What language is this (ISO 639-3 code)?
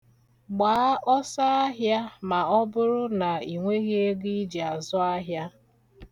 ibo